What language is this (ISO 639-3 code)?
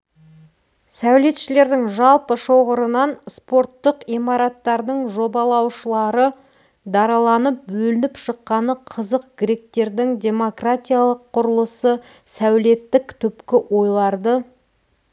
kaz